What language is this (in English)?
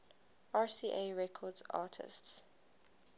English